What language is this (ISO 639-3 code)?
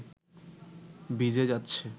ben